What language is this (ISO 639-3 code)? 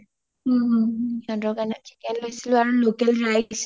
asm